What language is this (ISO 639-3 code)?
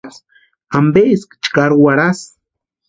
pua